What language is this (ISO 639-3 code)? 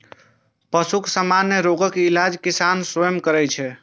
mai